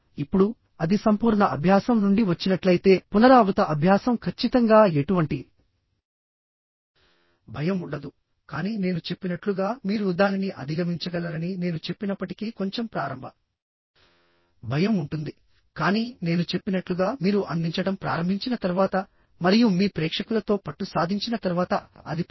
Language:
Telugu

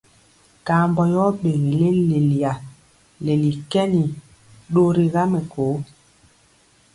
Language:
Mpiemo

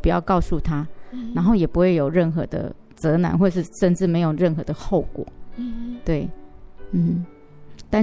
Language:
Chinese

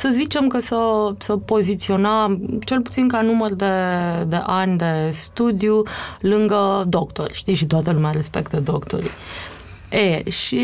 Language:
Romanian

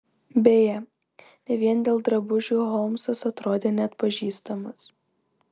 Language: Lithuanian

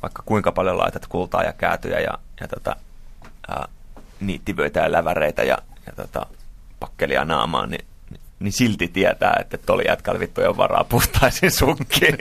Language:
Finnish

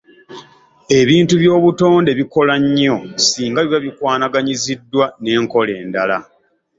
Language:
Ganda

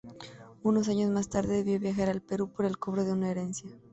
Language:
Spanish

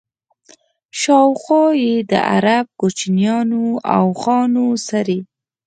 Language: Pashto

